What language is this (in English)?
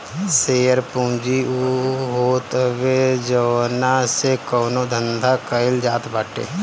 Bhojpuri